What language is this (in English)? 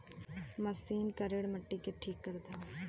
Bhojpuri